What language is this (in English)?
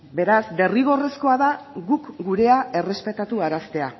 Basque